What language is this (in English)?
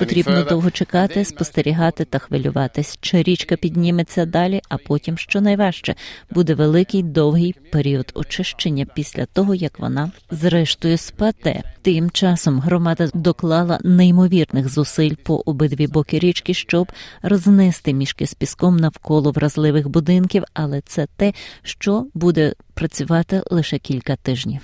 Ukrainian